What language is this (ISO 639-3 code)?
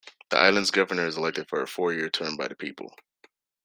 eng